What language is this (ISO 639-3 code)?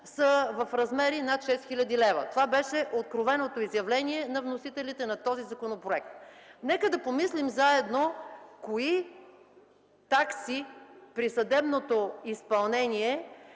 bul